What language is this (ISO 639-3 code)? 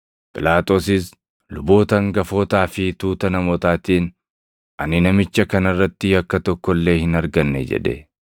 orm